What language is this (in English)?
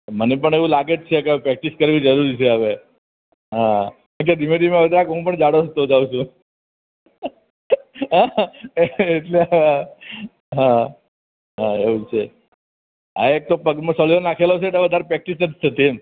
Gujarati